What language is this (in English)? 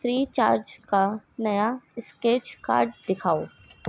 Urdu